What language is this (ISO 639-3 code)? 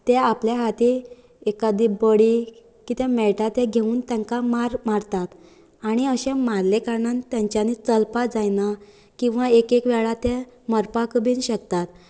kok